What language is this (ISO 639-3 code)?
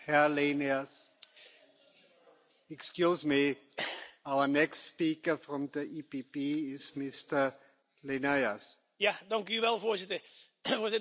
nld